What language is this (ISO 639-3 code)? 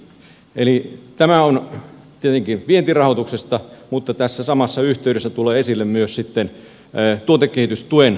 fin